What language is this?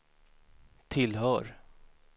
Swedish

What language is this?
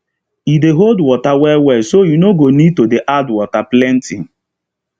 Nigerian Pidgin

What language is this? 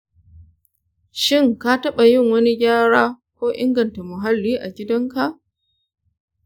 Hausa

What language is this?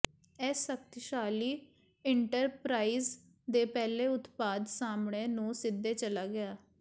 Punjabi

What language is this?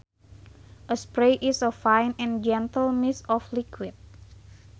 Sundanese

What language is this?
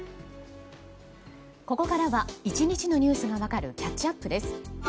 Japanese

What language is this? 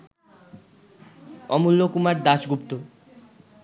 Bangla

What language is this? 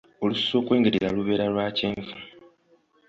Ganda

